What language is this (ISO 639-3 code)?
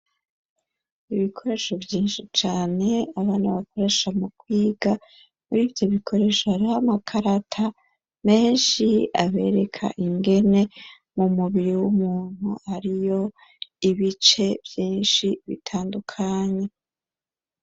run